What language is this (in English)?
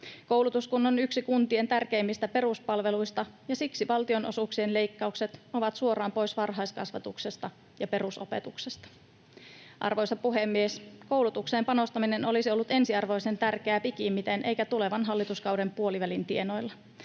Finnish